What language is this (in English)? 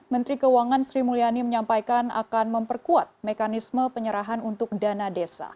Indonesian